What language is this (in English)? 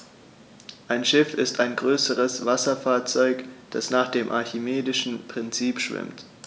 German